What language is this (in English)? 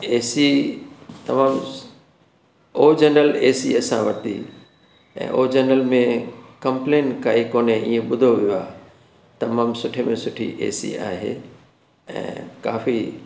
Sindhi